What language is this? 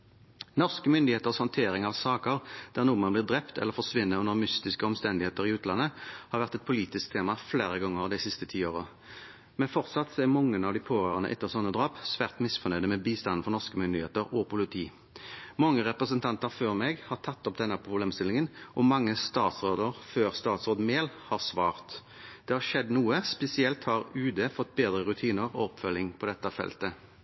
Norwegian Bokmål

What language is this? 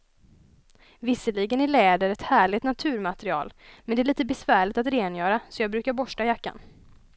Swedish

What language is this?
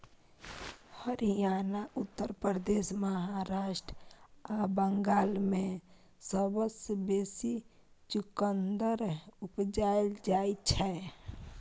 Maithili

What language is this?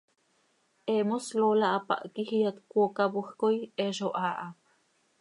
Seri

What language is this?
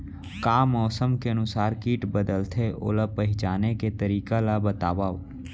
Chhattisgarhi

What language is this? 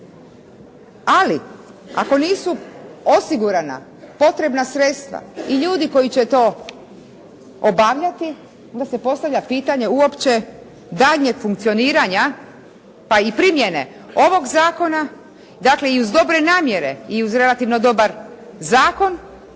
Croatian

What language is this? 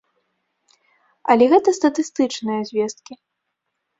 Belarusian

